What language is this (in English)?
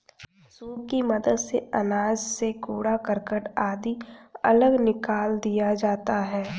Hindi